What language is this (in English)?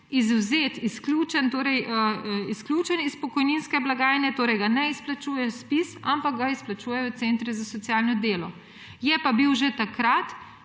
Slovenian